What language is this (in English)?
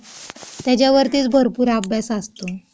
Marathi